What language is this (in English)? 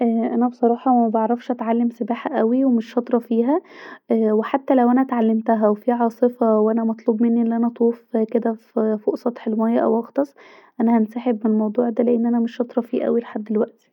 Egyptian Arabic